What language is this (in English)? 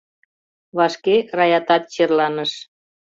Mari